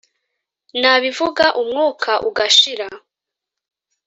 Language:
Kinyarwanda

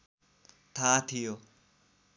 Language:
Nepali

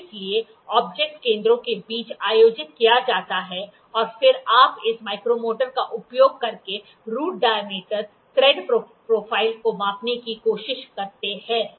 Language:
Hindi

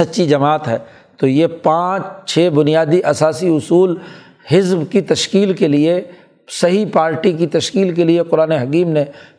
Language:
Urdu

